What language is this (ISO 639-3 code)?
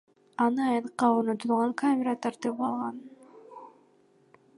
kir